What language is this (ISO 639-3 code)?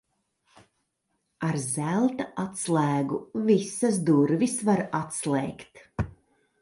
lav